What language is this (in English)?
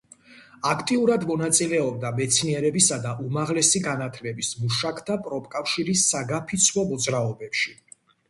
Georgian